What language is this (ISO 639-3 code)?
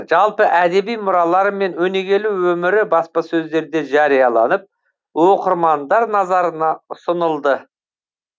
kaz